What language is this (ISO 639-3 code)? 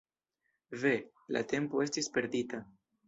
epo